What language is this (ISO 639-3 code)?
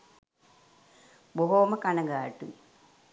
sin